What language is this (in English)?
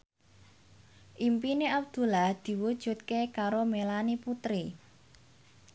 Javanese